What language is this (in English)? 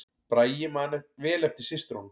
Icelandic